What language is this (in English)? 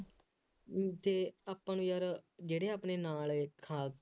Punjabi